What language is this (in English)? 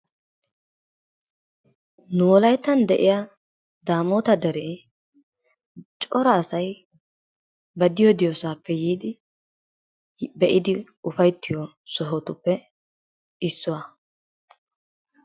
Wolaytta